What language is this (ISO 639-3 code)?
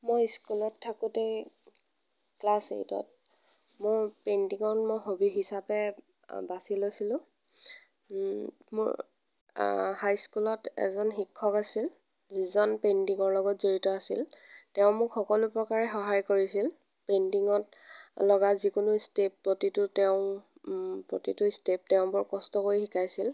asm